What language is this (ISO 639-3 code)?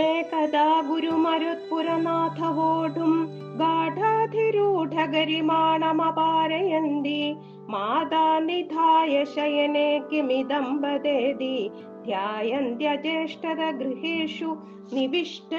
mal